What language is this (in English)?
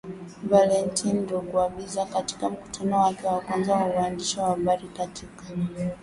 Swahili